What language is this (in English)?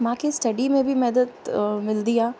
Sindhi